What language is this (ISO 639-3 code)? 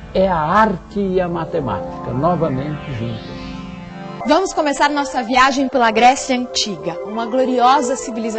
por